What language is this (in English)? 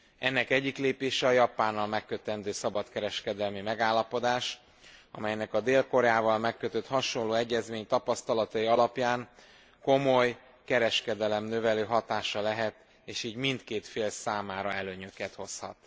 Hungarian